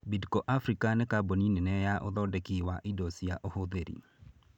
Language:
Kikuyu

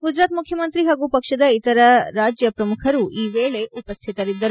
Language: Kannada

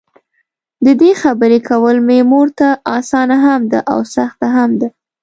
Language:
Pashto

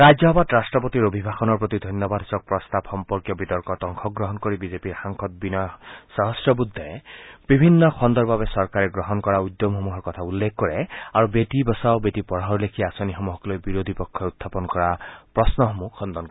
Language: Assamese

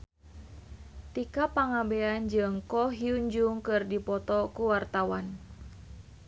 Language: Sundanese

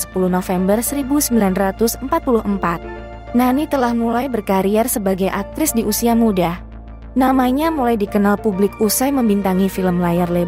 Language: Indonesian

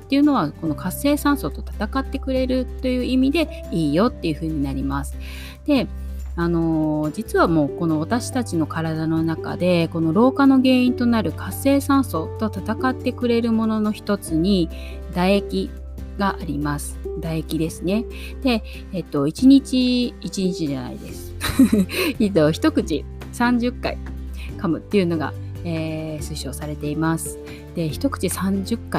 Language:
Japanese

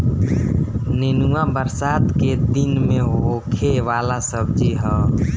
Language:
Bhojpuri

